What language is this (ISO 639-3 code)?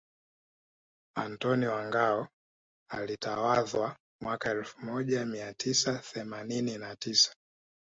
swa